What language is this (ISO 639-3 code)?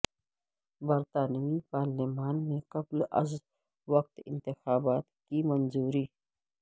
urd